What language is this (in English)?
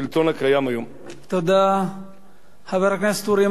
Hebrew